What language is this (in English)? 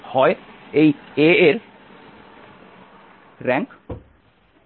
Bangla